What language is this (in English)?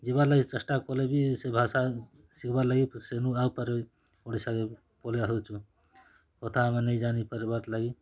Odia